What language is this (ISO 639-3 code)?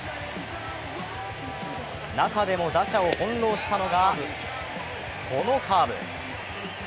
jpn